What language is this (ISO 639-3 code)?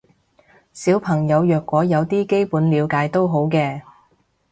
yue